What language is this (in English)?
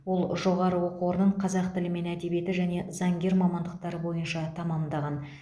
Kazakh